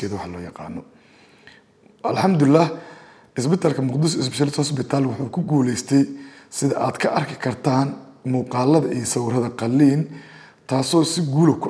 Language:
Arabic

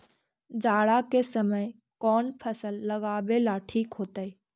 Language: Magahi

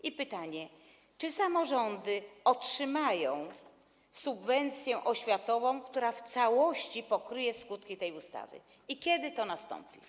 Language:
Polish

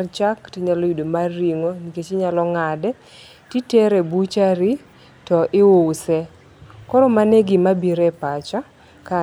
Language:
Luo (Kenya and Tanzania)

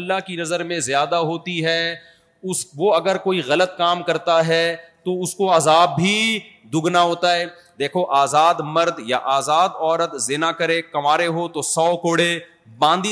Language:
Urdu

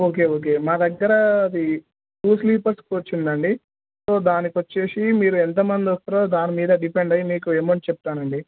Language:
Telugu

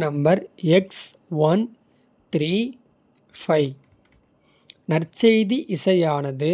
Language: Kota (India)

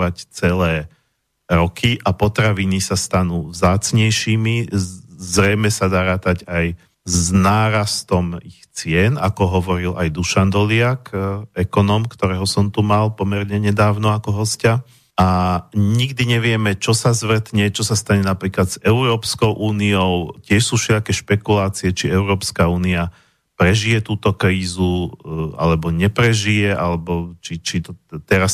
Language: Slovak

